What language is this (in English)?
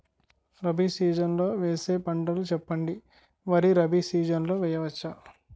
Telugu